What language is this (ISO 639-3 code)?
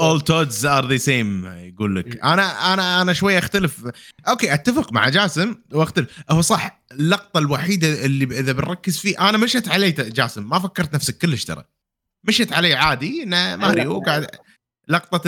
ara